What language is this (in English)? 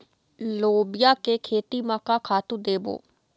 Chhattisgarhi